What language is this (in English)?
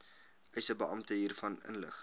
Afrikaans